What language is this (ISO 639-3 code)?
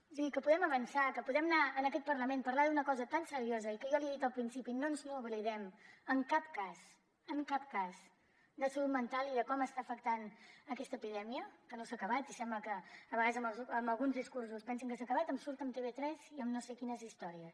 cat